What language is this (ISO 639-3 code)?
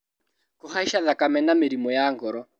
kik